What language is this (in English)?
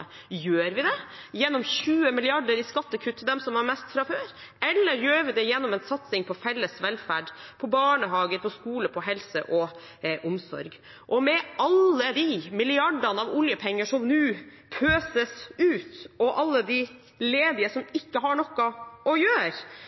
Norwegian Bokmål